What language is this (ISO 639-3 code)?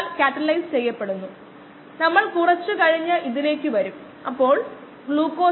mal